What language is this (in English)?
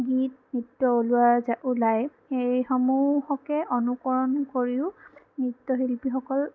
Assamese